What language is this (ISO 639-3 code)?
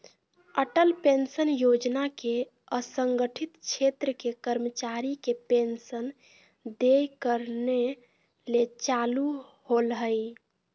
mag